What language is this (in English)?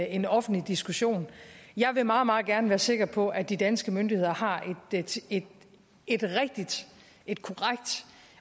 Danish